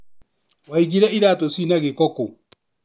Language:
Kikuyu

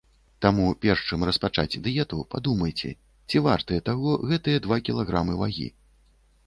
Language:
Belarusian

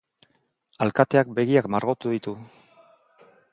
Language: Basque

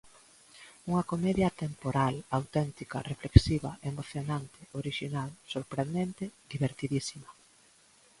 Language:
Galician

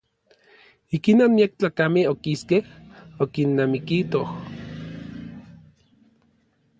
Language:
Orizaba Nahuatl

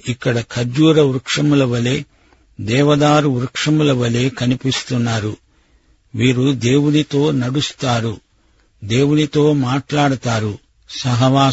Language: Telugu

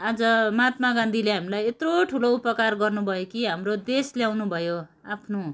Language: Nepali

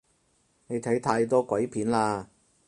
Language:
Cantonese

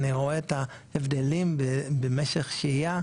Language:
Hebrew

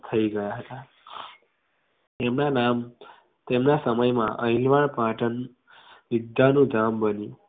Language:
Gujarati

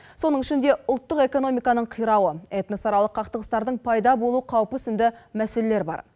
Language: Kazakh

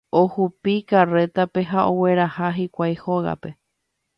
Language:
Guarani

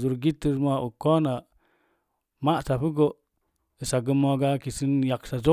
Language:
Mom Jango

